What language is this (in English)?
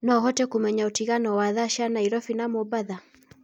Kikuyu